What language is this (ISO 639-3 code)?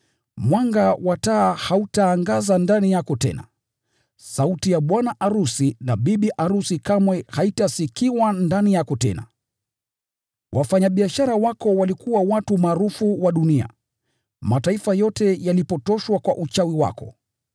swa